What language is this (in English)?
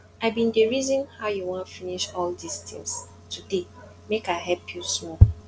Nigerian Pidgin